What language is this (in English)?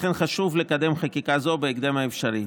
Hebrew